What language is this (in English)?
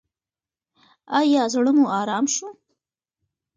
Pashto